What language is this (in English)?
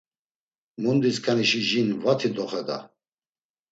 Laz